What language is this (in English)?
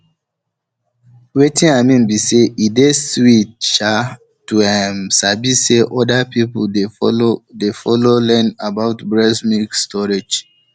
Nigerian Pidgin